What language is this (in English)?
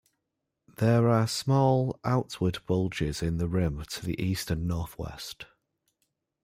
English